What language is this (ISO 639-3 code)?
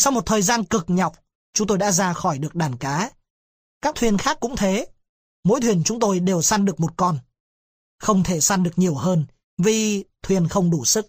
vie